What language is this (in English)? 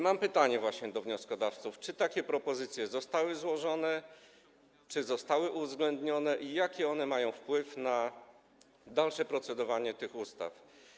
Polish